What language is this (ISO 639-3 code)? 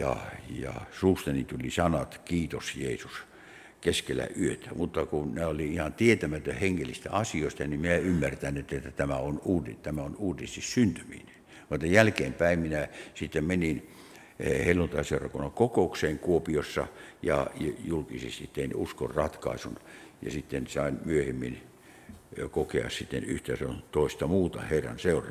fin